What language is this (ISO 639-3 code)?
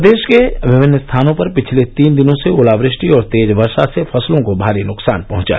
hin